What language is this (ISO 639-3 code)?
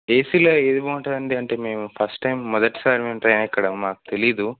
tel